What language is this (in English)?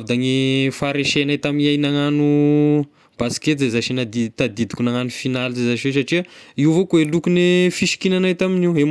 Tesaka Malagasy